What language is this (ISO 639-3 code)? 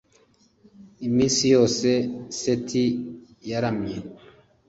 kin